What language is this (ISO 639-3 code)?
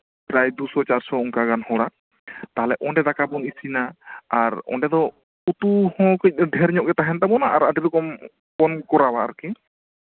sat